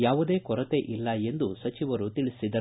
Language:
Kannada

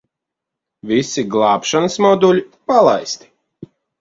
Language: Latvian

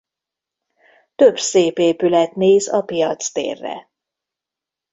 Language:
Hungarian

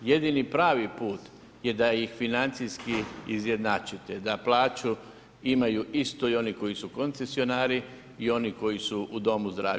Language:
Croatian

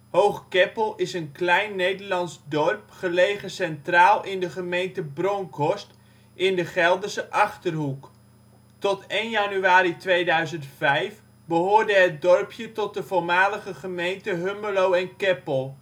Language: Dutch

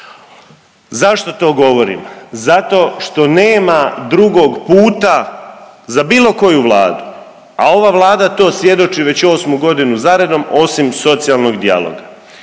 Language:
Croatian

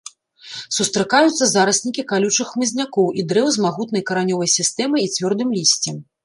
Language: Belarusian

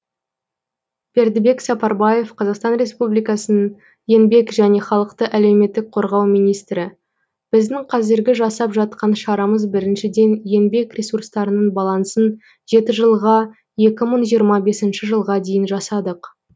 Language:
Kazakh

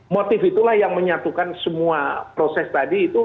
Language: Indonesian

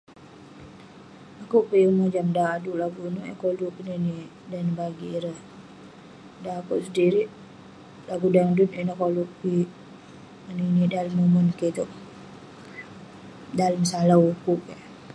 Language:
Western Penan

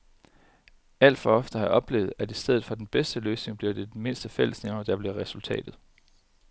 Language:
Danish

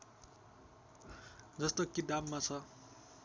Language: Nepali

